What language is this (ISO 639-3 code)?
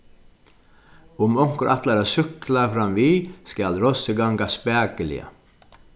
fao